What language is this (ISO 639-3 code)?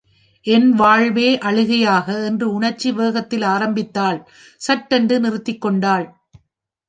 tam